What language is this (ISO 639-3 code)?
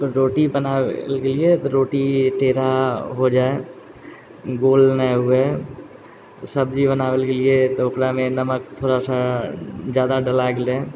mai